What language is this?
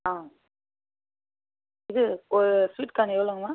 Tamil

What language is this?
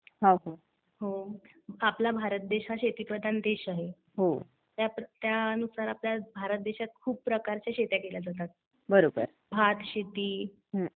Marathi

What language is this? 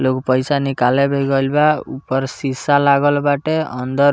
Bhojpuri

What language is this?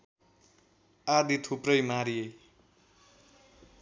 Nepali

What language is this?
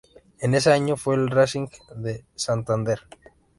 Spanish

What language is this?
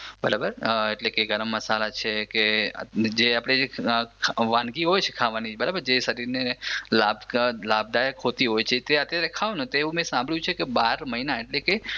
Gujarati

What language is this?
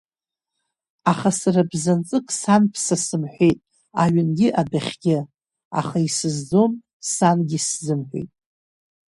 Abkhazian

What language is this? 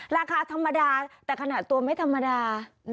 Thai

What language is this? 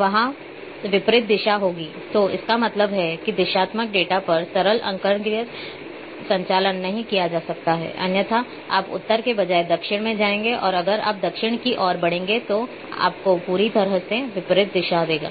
Hindi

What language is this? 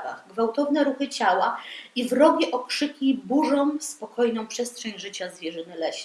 Polish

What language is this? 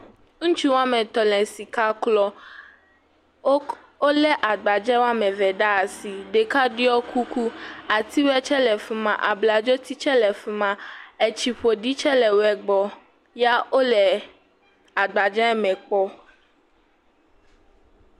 Ewe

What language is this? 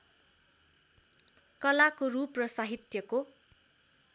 Nepali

